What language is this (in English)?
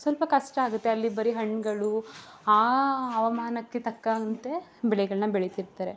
Kannada